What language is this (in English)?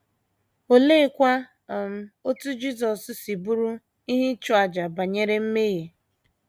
Igbo